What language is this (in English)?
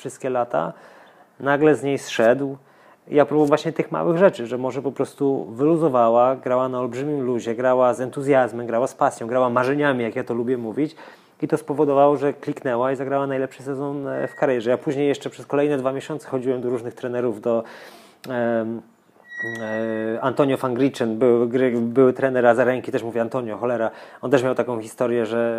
Polish